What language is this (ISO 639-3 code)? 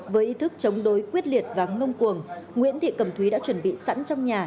vie